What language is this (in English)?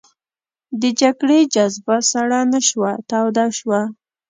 Pashto